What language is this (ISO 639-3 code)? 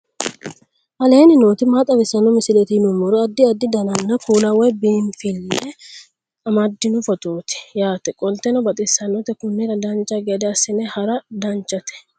sid